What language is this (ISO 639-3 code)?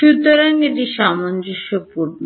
ben